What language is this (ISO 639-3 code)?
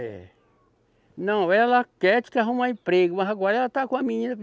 por